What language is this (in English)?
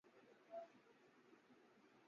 Urdu